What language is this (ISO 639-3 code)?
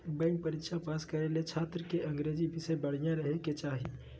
mag